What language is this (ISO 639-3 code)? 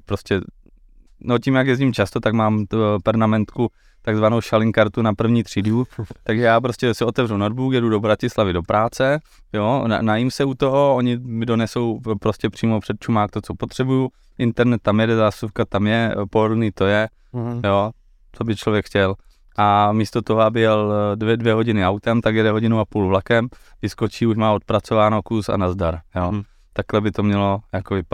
ces